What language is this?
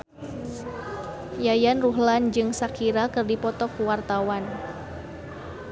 Sundanese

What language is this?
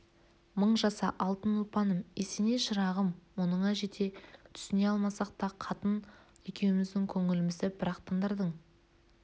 Kazakh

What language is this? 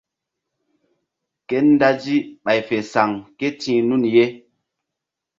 Mbum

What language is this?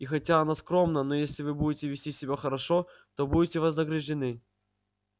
Russian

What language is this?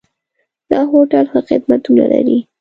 Pashto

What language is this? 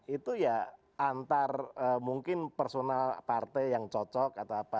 Indonesian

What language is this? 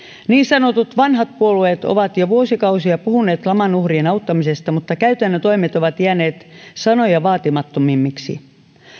Finnish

